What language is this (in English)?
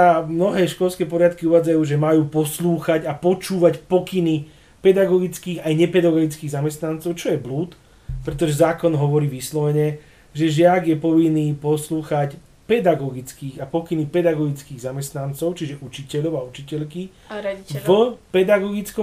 Slovak